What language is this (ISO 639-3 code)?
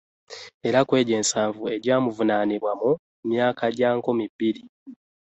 lug